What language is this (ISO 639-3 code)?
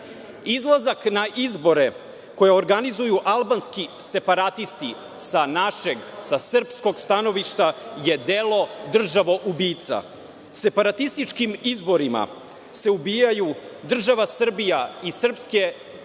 srp